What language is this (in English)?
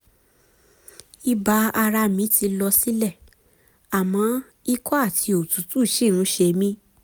Yoruba